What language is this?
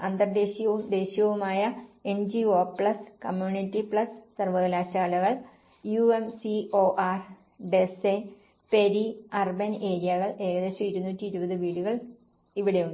Malayalam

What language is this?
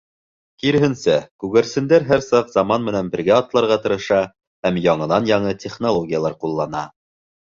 Bashkir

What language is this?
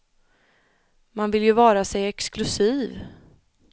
Swedish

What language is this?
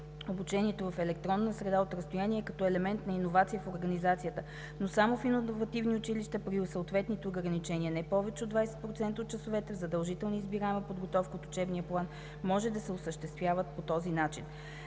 Bulgarian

